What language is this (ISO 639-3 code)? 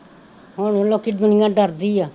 pan